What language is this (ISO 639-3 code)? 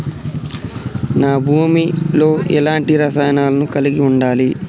tel